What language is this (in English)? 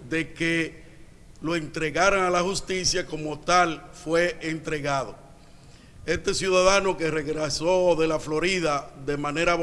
Spanish